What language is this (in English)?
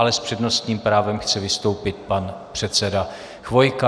Czech